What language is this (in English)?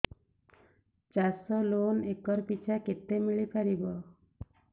Odia